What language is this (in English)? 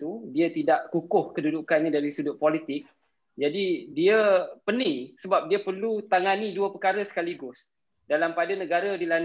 Malay